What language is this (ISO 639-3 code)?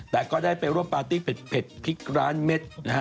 tha